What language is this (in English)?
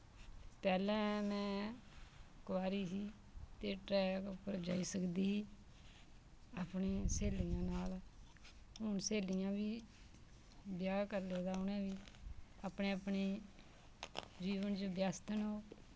Dogri